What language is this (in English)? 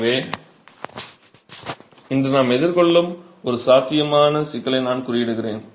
Tamil